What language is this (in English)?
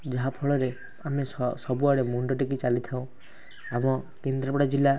Odia